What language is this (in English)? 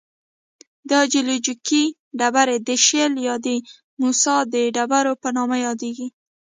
Pashto